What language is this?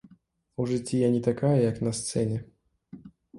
Belarusian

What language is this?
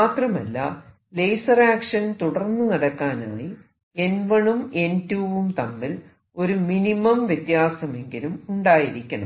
Malayalam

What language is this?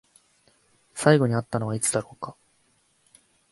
Japanese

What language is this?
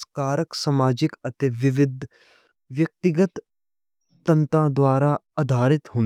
Western Panjabi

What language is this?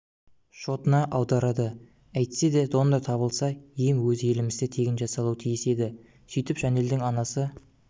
Kazakh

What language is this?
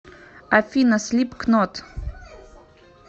Russian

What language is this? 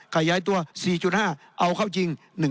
Thai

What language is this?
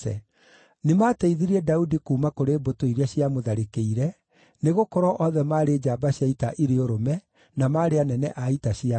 Kikuyu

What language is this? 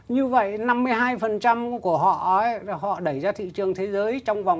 Vietnamese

